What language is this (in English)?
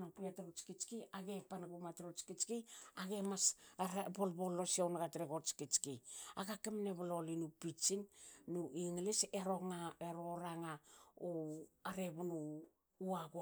Hakö